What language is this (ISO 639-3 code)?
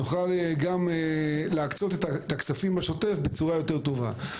heb